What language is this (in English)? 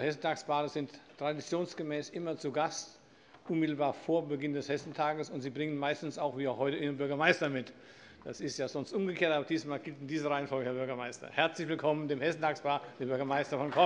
German